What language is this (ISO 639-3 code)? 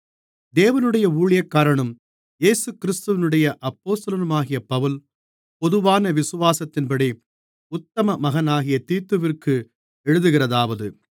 tam